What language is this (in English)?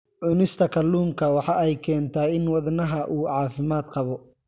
Somali